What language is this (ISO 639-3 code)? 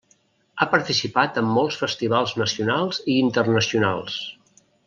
cat